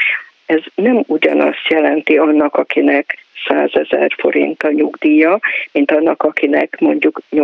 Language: Hungarian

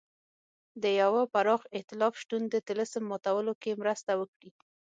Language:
Pashto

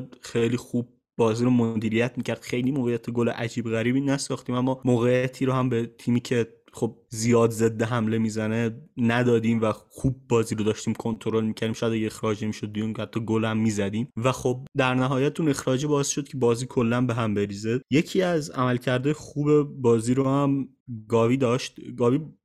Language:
Persian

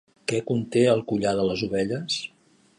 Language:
Catalan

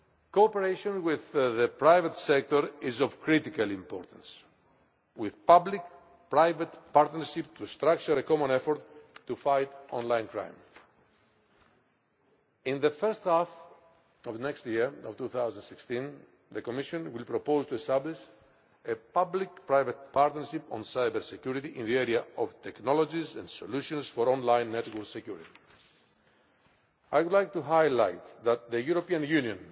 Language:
English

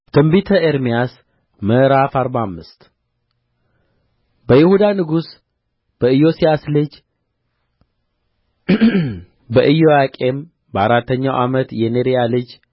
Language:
Amharic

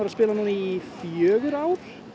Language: Icelandic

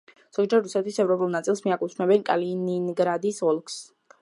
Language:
Georgian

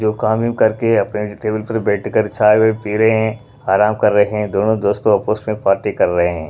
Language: Hindi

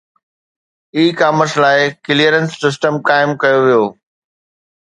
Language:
Sindhi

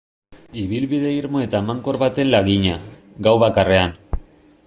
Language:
Basque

